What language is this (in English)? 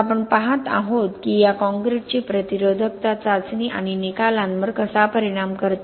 Marathi